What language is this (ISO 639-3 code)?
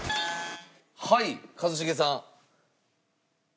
jpn